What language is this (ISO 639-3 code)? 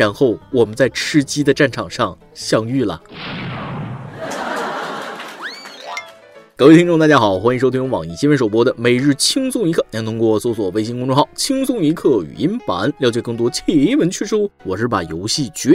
zho